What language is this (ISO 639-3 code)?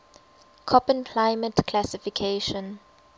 eng